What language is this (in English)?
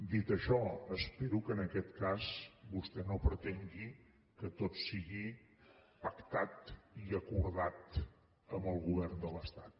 Catalan